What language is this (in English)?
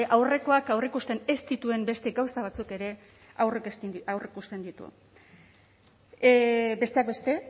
Basque